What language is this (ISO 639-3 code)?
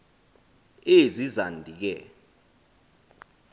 xho